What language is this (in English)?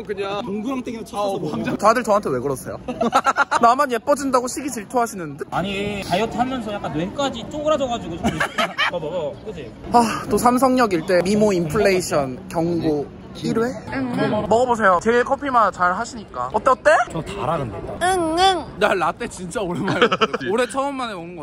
Korean